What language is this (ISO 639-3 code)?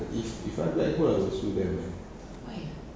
eng